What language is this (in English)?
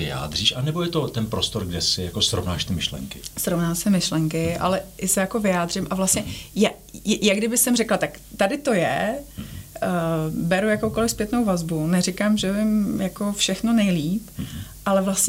Czech